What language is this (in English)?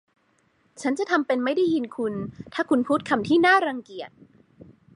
Thai